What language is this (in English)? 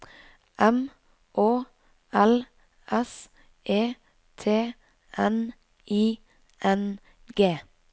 Norwegian